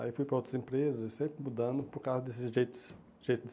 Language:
Portuguese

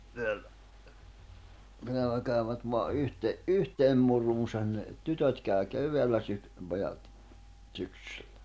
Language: Finnish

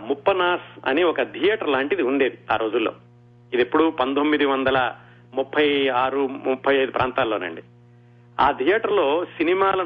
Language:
Telugu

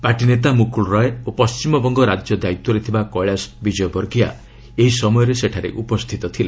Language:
Odia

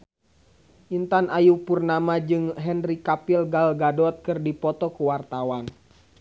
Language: Sundanese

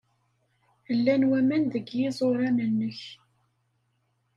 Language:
Kabyle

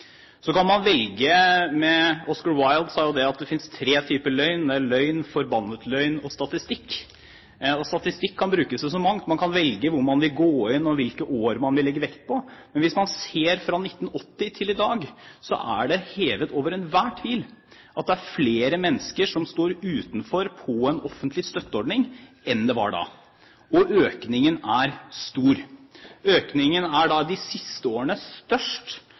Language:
Norwegian Bokmål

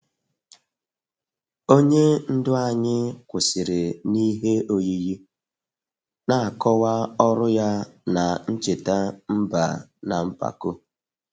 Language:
Igbo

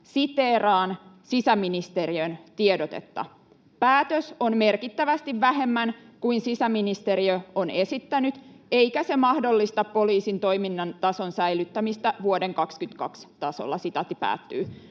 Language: Finnish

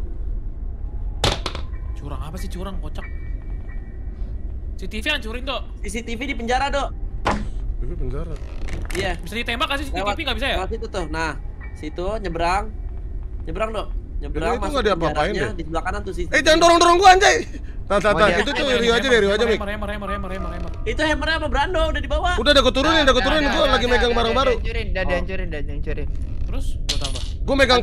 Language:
Indonesian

